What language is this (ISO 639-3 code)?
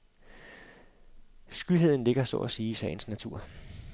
dan